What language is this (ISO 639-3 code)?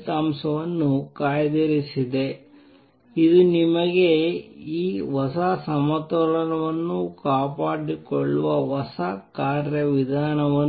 kan